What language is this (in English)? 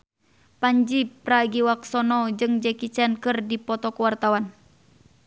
Sundanese